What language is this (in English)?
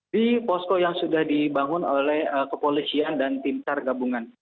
Indonesian